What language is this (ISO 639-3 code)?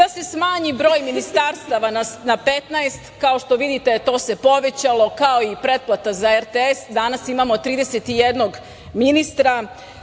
srp